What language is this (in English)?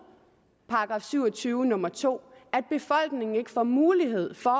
Danish